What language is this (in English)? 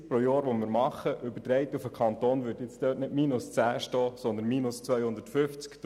Swiss German